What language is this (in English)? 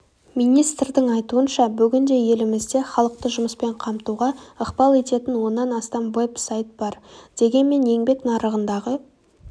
Kazakh